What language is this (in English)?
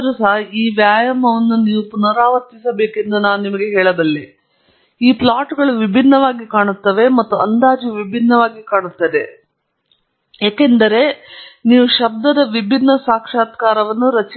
Kannada